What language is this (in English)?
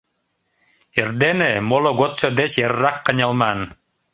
Mari